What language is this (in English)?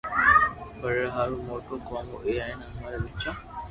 Loarki